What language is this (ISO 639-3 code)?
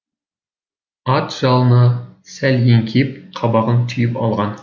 kaz